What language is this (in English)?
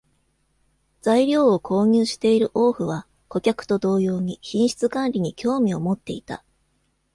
Japanese